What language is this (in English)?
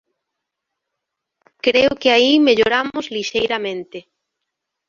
Galician